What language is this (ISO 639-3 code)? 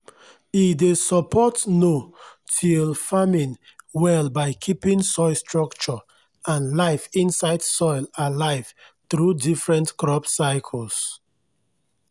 pcm